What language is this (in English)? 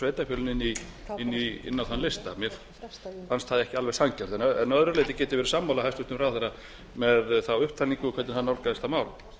Icelandic